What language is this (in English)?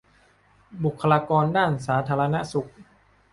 Thai